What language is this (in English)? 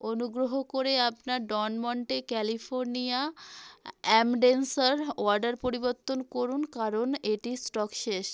Bangla